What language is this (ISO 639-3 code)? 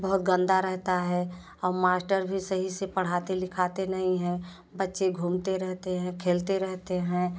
hin